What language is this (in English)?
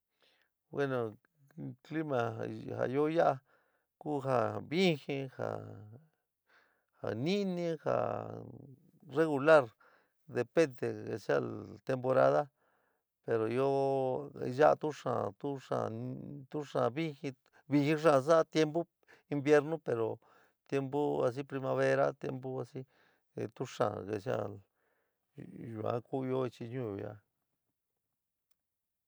San Miguel El Grande Mixtec